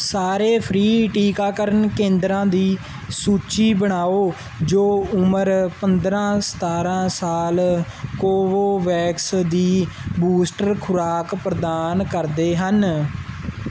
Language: Punjabi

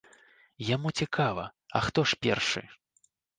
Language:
Belarusian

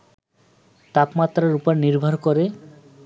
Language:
Bangla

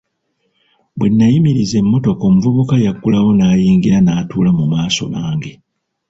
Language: Ganda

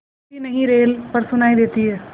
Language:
Hindi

